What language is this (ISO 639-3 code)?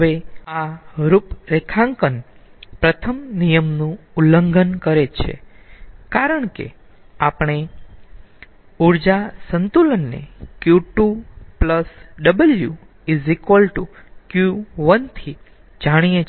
guj